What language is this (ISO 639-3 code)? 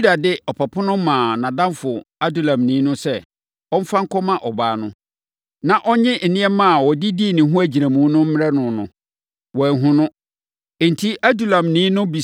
aka